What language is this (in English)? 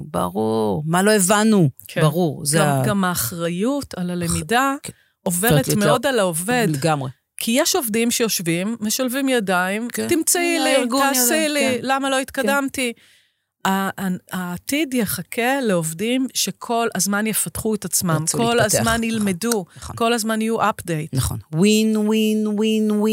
Hebrew